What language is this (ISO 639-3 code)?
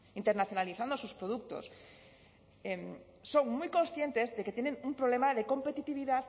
spa